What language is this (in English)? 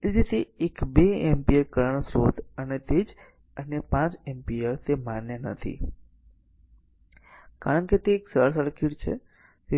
Gujarati